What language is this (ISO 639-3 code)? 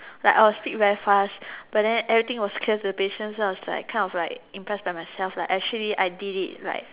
eng